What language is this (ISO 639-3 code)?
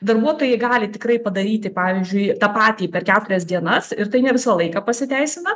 lit